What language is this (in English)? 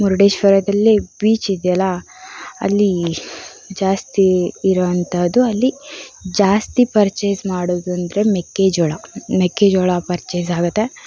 Kannada